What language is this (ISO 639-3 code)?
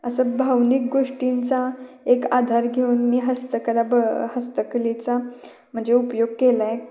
mar